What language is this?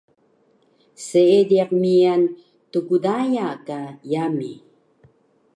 Taroko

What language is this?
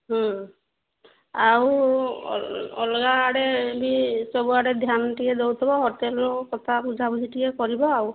Odia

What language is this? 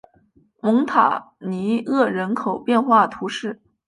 Chinese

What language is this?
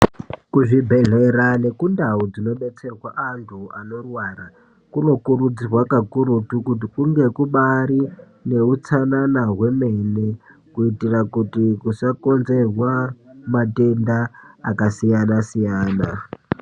Ndau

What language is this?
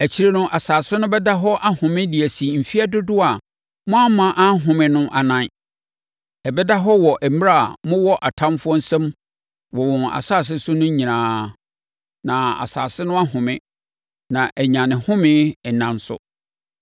Akan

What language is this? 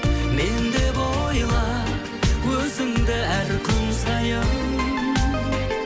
Kazakh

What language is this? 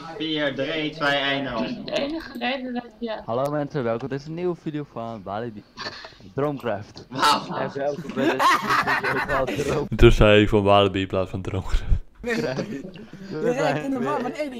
Dutch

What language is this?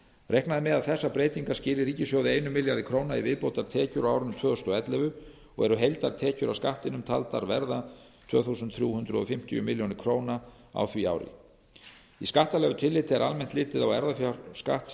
Icelandic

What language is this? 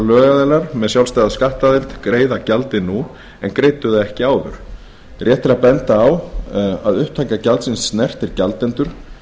Icelandic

